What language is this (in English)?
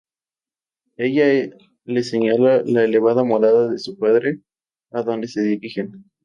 Spanish